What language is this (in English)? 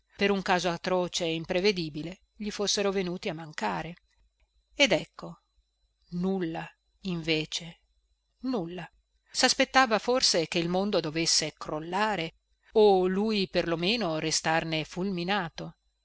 Italian